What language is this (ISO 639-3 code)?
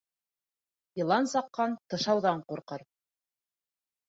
bak